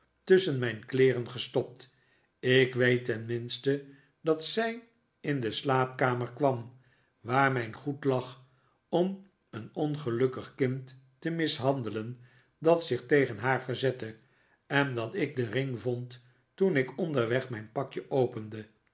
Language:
Dutch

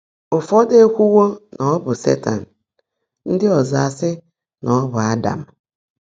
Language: Igbo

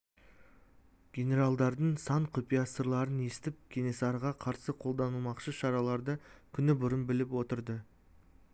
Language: Kazakh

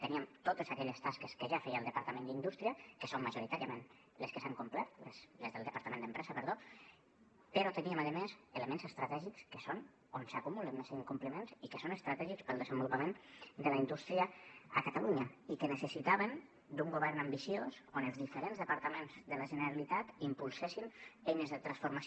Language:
Catalan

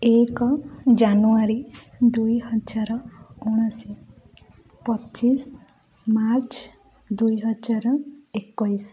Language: Odia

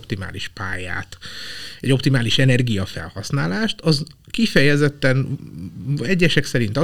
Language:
Hungarian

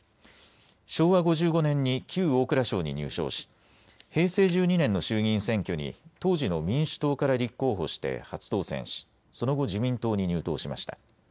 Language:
Japanese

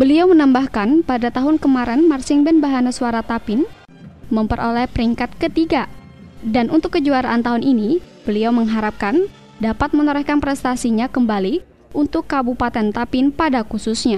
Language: Indonesian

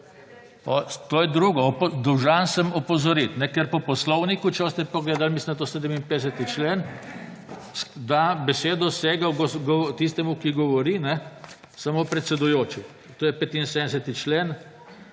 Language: Slovenian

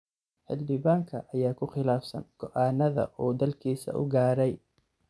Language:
Somali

